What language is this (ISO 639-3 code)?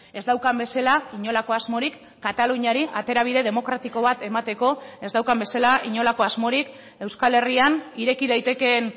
eus